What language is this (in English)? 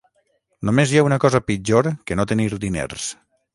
Catalan